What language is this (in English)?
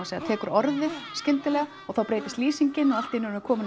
Icelandic